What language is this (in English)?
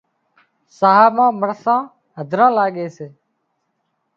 Wadiyara Koli